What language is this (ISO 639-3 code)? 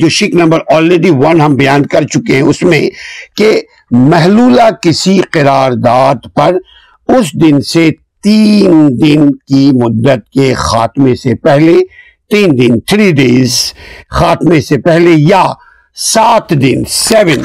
urd